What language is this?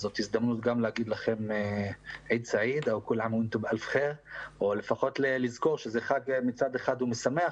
Hebrew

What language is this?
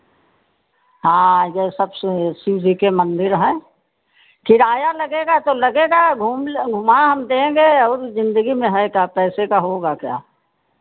Hindi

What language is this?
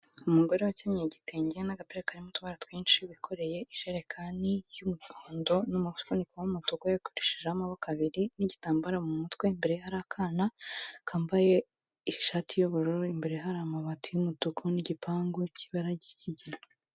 Kinyarwanda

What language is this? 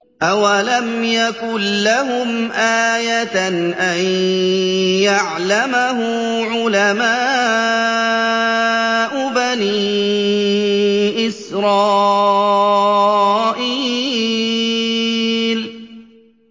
Arabic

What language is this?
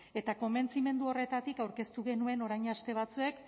Basque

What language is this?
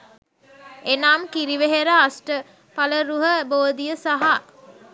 Sinhala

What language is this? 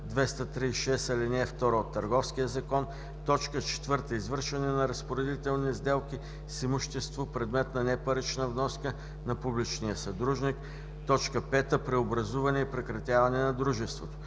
Bulgarian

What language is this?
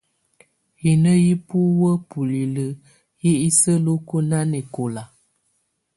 Tunen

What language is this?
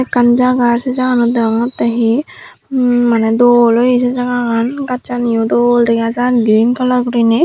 Chakma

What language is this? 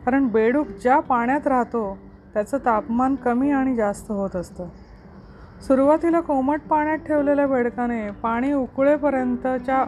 Marathi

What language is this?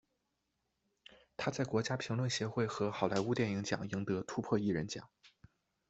Chinese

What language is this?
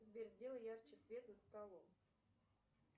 Russian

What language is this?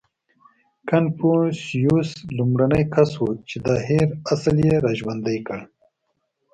Pashto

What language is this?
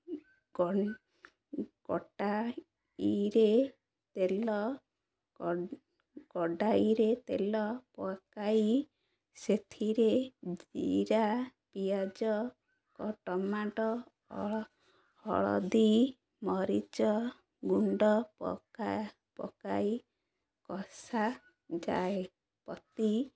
Odia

